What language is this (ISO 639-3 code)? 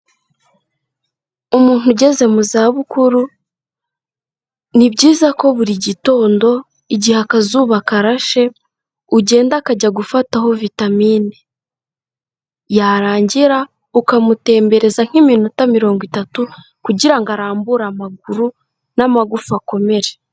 kin